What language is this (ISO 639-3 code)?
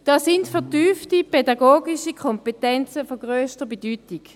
gsw